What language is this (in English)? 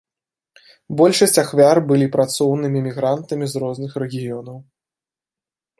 Belarusian